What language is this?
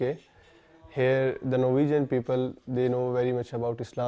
Indonesian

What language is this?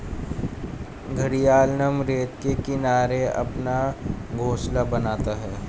Hindi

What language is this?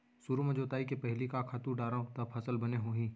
Chhattisgarhi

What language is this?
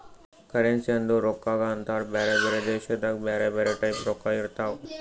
Kannada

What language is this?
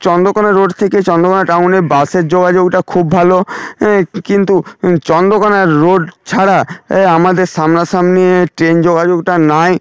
Bangla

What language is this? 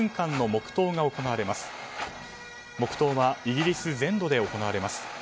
Japanese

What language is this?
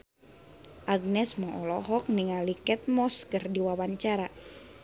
Sundanese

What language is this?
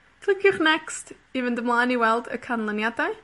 Welsh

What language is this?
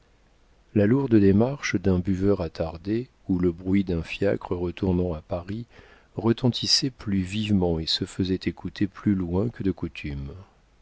French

